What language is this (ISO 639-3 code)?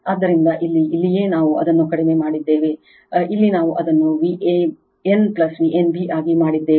kan